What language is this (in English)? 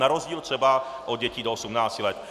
Czech